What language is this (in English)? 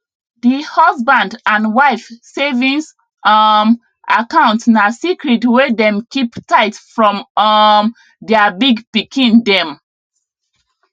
Nigerian Pidgin